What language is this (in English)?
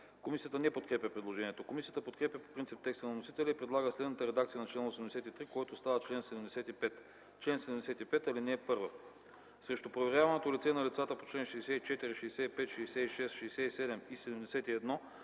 Bulgarian